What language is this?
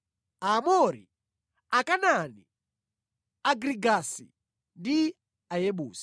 Nyanja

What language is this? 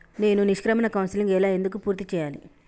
Telugu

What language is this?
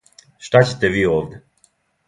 Serbian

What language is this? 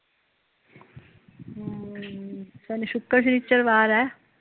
Punjabi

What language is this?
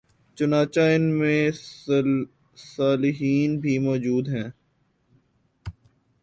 Urdu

